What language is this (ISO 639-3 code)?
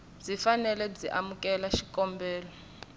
tso